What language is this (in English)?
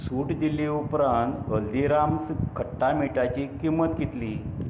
Konkani